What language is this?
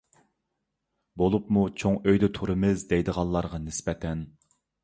Uyghur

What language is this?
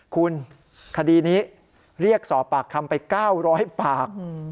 Thai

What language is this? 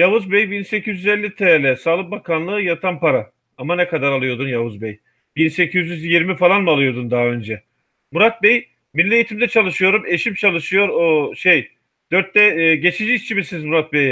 Turkish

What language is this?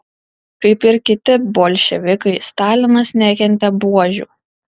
Lithuanian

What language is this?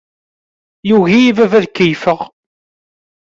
Kabyle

